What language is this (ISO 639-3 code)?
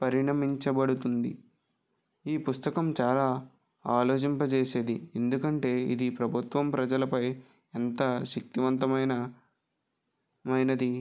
tel